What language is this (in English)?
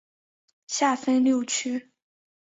Chinese